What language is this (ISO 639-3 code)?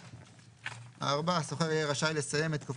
heb